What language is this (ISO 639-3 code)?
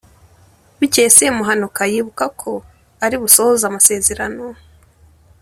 kin